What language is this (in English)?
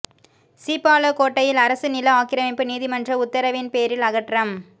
Tamil